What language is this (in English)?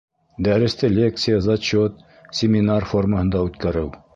Bashkir